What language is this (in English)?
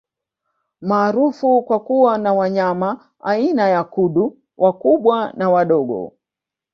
Swahili